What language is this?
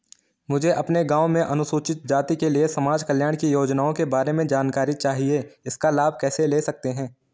Hindi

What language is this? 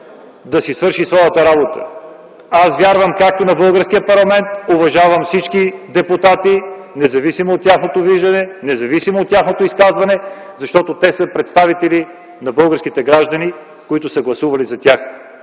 Bulgarian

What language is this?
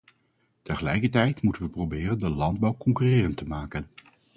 Dutch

